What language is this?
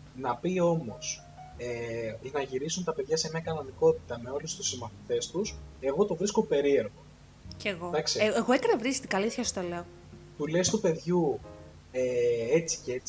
Greek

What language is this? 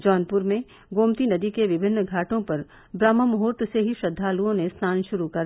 Hindi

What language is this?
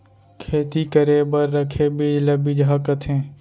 Chhattisgarhi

